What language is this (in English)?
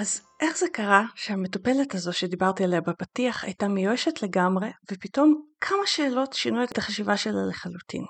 Hebrew